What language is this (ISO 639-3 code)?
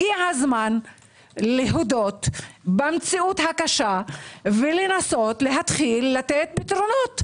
heb